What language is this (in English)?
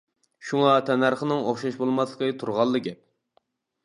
Uyghur